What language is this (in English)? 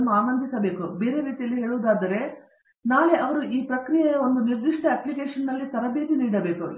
Kannada